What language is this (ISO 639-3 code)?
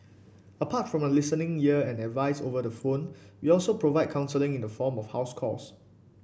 eng